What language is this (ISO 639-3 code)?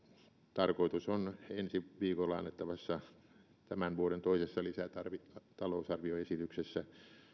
fin